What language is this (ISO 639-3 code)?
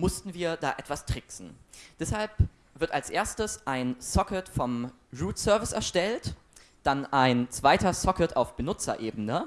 deu